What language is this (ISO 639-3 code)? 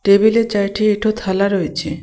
ben